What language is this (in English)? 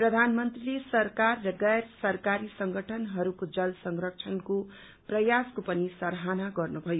Nepali